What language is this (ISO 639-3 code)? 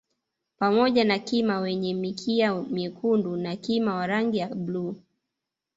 swa